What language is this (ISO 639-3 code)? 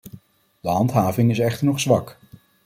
nld